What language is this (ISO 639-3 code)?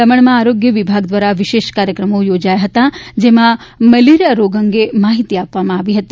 guj